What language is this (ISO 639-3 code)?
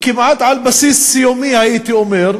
heb